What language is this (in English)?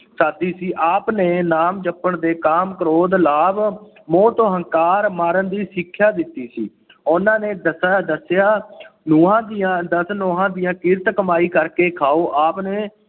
Punjabi